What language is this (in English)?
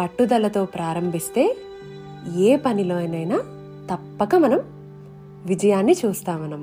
Telugu